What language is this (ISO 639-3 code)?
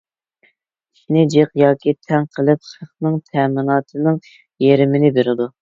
uig